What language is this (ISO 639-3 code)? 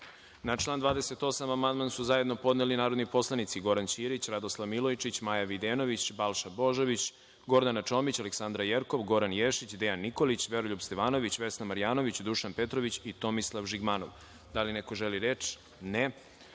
srp